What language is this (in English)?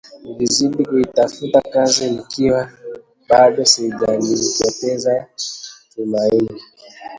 Swahili